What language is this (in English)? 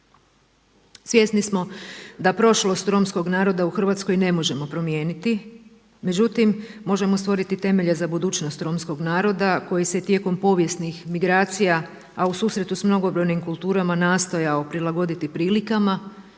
Croatian